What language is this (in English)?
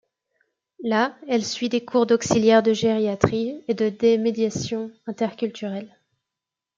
French